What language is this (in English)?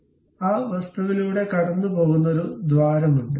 Malayalam